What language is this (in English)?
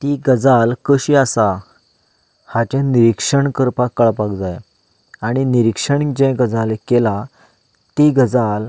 Konkani